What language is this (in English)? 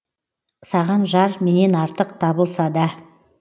Kazakh